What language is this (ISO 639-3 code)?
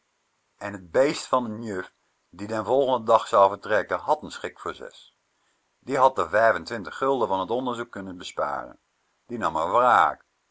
nld